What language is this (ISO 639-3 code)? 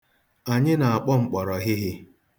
ibo